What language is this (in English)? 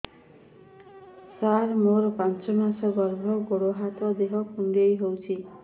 Odia